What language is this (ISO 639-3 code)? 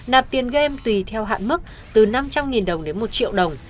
vie